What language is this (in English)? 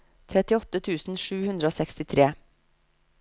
Norwegian